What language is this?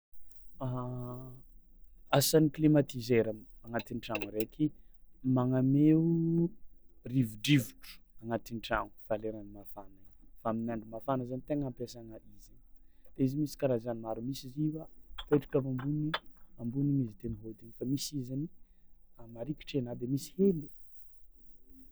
Tsimihety Malagasy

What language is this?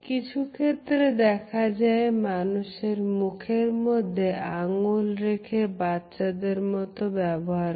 Bangla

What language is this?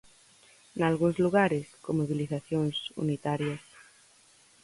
Galician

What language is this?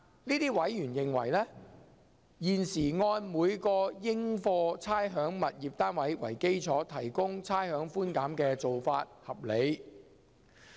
Cantonese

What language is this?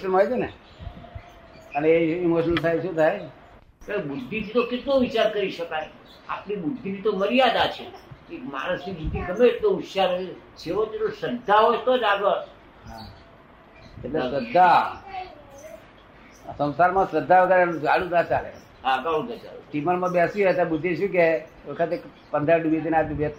Gujarati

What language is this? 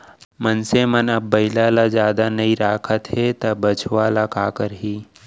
Chhattisgarhi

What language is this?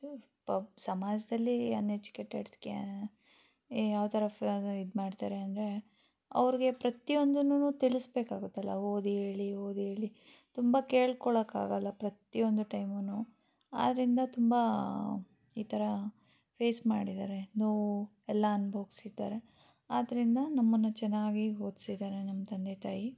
Kannada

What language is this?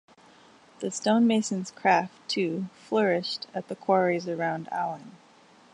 English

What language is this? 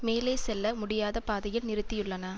Tamil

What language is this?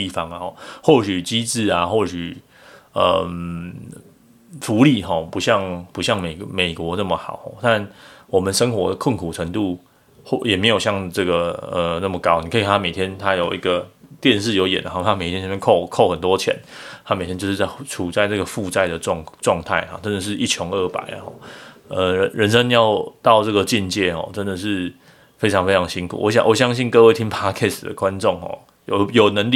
Chinese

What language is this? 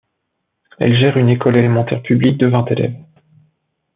French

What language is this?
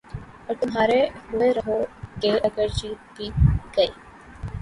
Urdu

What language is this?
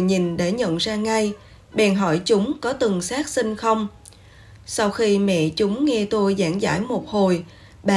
Vietnamese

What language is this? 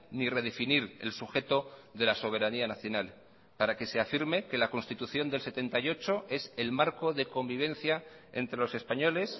Spanish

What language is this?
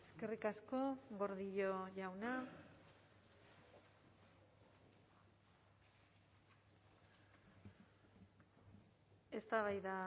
Basque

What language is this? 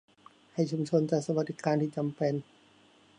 Thai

